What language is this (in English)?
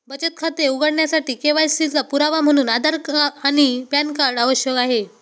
Marathi